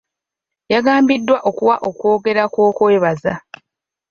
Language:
Ganda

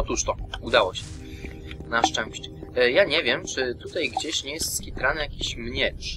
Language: Polish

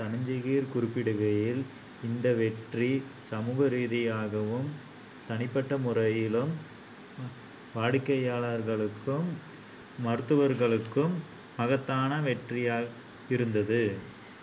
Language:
Tamil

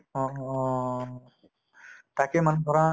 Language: Assamese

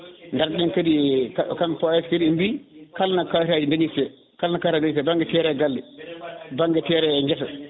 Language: Fula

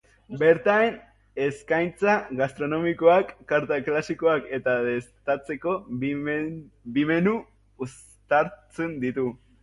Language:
Basque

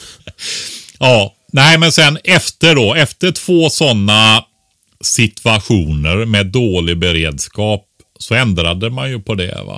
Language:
Swedish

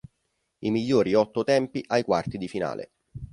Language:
Italian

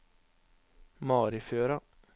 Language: Norwegian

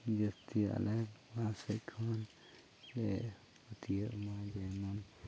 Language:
Santali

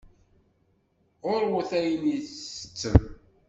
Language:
Kabyle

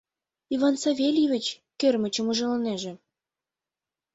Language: Mari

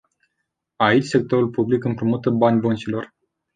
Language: Romanian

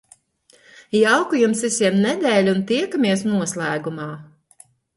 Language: Latvian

